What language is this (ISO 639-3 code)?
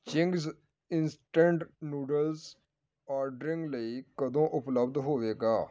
pan